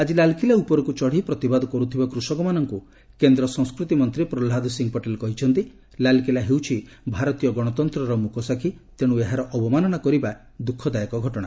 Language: Odia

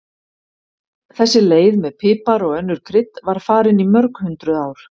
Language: Icelandic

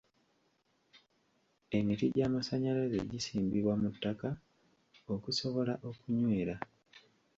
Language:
Ganda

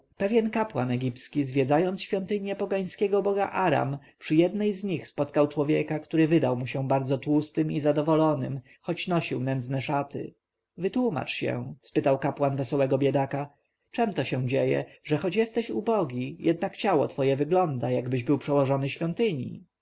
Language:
Polish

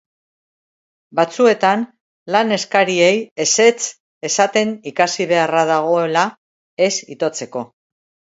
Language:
Basque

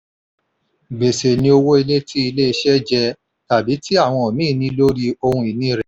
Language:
Yoruba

